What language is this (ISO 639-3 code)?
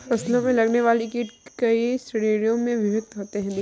hin